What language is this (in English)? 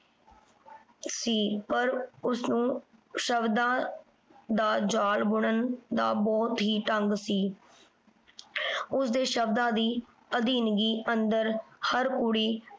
Punjabi